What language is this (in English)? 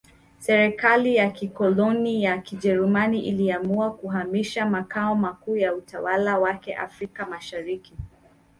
Swahili